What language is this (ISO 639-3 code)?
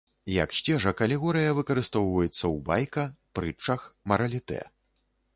bel